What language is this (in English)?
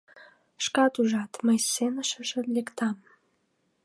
Mari